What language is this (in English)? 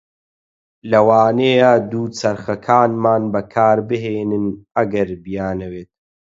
Central Kurdish